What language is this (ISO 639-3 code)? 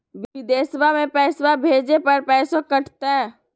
mag